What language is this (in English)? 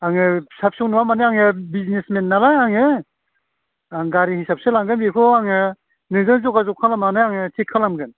Bodo